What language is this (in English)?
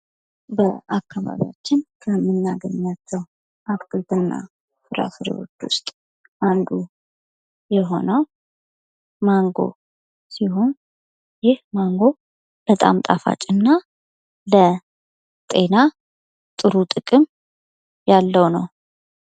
Amharic